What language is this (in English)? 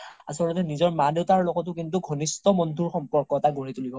Assamese